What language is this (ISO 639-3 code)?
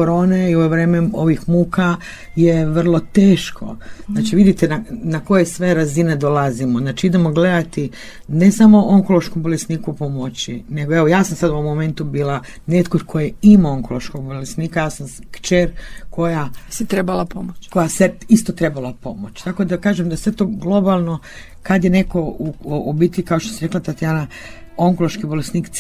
hrv